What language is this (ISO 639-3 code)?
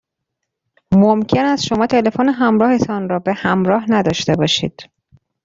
fas